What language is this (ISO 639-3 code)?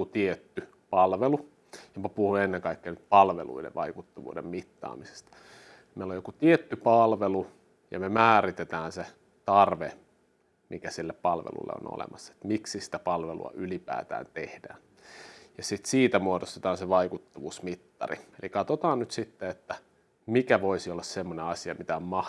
fin